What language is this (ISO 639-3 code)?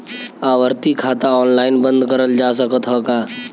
bho